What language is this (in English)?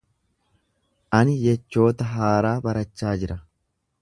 Oromo